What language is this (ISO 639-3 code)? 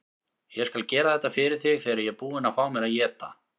isl